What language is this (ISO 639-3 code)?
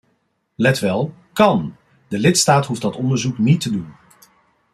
nld